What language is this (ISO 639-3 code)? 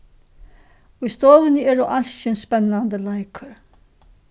fao